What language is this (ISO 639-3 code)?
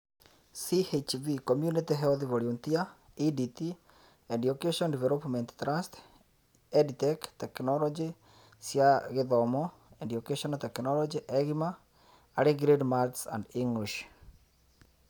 kik